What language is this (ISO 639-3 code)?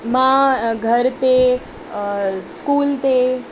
snd